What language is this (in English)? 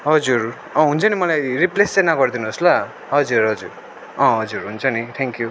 Nepali